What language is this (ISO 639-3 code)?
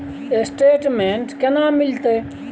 mai